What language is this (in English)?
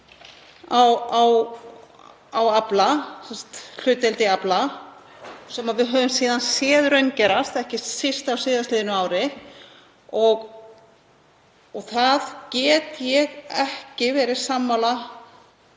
Icelandic